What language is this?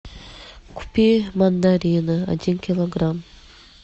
Russian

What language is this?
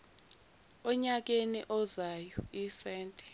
Zulu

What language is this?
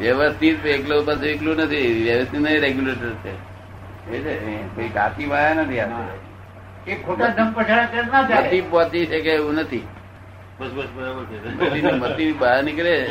Gujarati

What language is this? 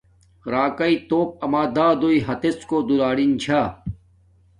Domaaki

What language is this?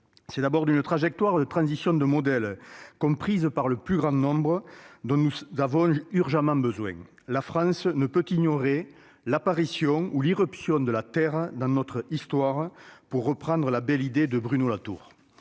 French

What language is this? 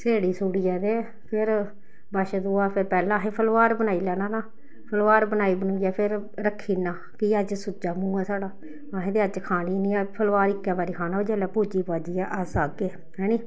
Dogri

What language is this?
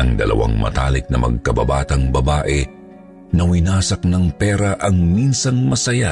Filipino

